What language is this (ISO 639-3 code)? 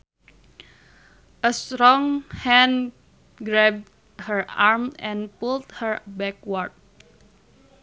sun